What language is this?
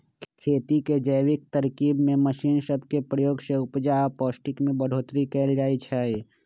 Magahi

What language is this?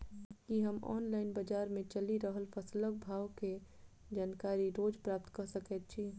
Maithili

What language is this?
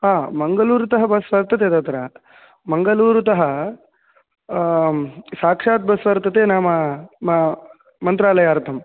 Sanskrit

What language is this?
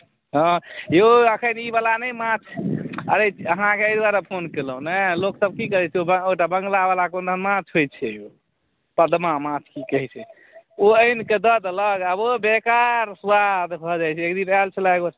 Maithili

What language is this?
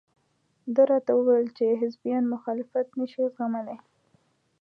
Pashto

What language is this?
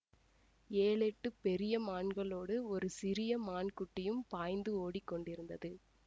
Tamil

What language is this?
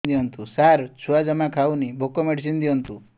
Odia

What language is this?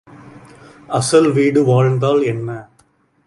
Tamil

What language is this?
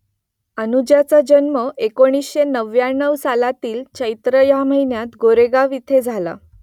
Marathi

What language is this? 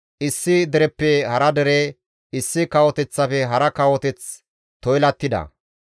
Gamo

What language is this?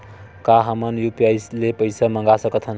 Chhattisgarhi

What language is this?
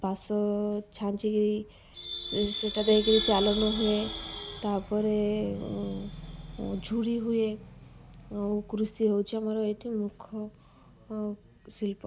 Odia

